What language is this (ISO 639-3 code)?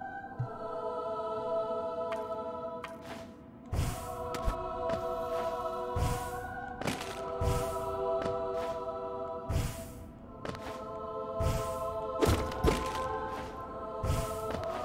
ita